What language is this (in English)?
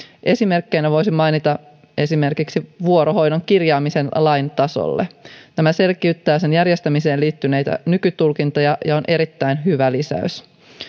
Finnish